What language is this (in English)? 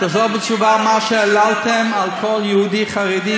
Hebrew